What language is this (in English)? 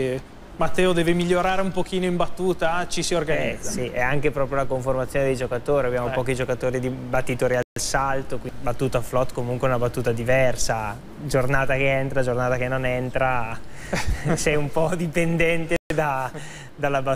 Italian